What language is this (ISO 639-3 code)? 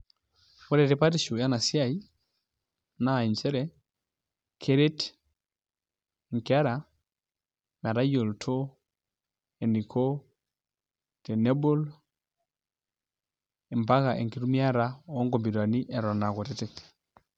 mas